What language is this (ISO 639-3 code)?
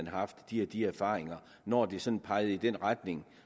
dan